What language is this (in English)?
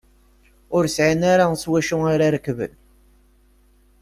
Kabyle